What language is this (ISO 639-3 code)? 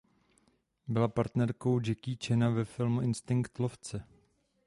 ces